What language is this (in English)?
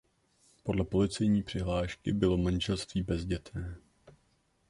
Czech